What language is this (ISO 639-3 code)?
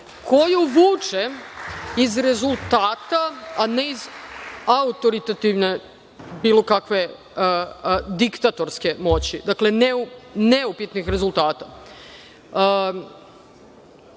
srp